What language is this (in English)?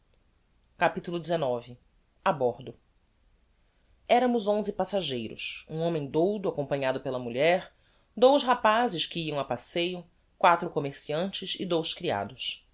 Portuguese